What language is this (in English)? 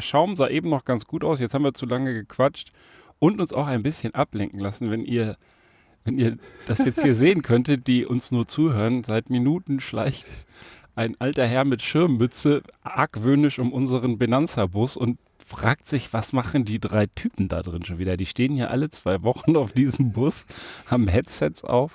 German